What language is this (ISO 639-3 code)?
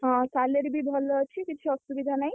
ori